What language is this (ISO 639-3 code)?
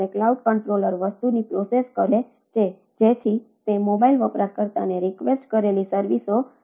guj